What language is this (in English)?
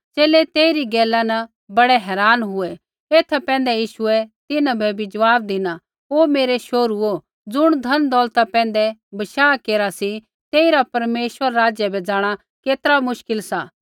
Kullu Pahari